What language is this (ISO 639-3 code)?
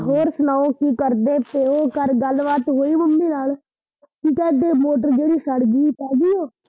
pan